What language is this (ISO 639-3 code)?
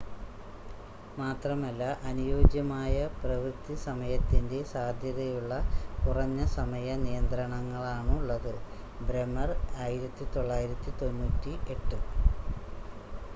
mal